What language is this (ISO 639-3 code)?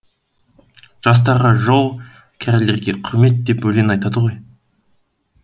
kaz